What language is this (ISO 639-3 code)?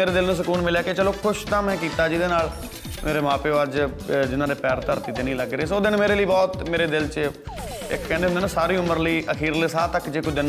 pan